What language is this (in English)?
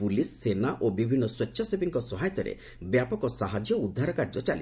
Odia